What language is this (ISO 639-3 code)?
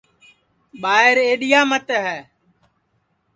ssi